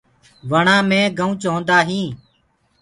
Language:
Gurgula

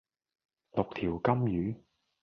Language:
Cantonese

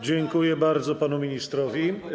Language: Polish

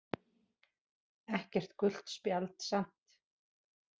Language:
Icelandic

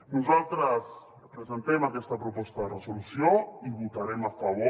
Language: Catalan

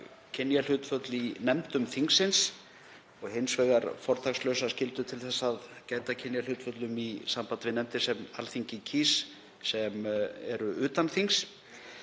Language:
Icelandic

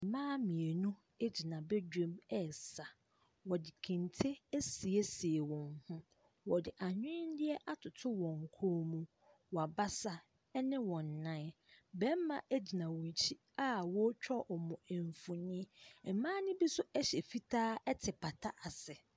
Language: Akan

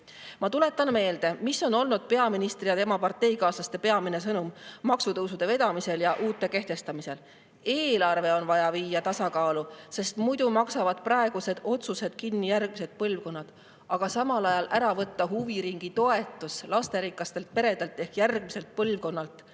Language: Estonian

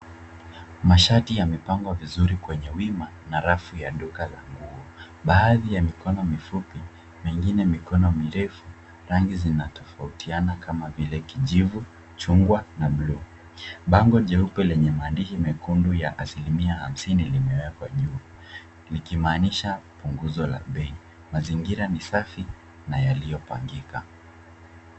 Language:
Swahili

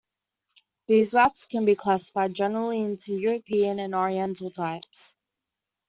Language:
English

